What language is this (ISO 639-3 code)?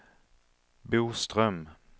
swe